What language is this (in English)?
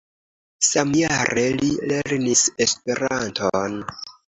Esperanto